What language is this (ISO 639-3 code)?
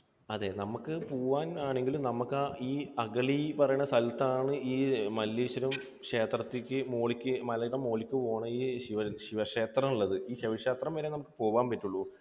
mal